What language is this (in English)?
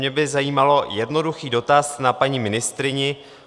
Czech